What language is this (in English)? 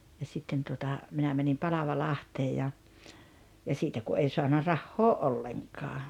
Finnish